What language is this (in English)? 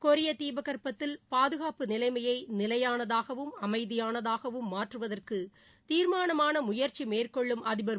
Tamil